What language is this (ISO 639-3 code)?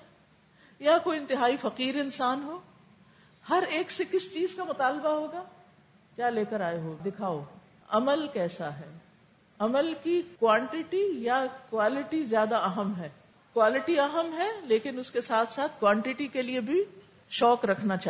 urd